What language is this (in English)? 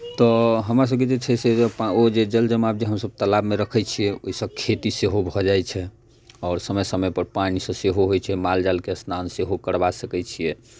Maithili